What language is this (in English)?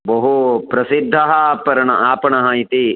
Sanskrit